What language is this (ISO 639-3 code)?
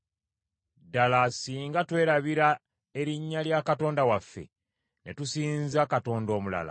lug